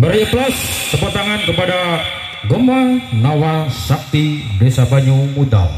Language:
Indonesian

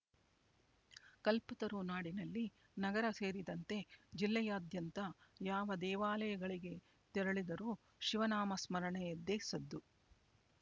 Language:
Kannada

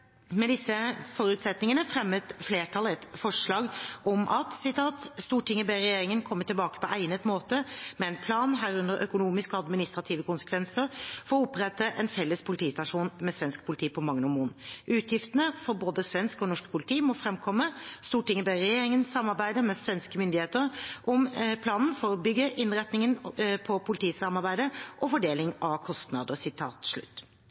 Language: Norwegian Bokmål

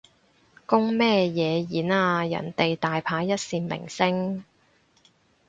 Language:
Cantonese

